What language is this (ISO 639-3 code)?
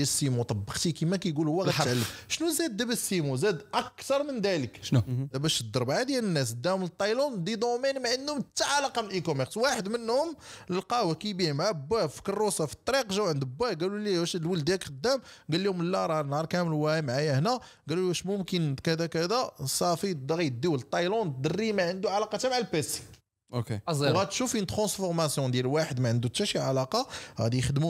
ara